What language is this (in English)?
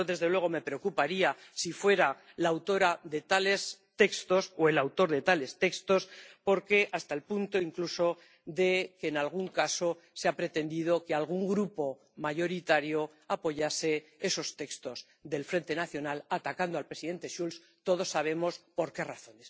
Spanish